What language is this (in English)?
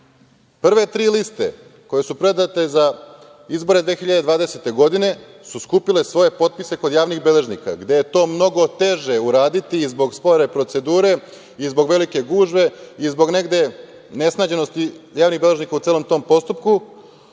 Serbian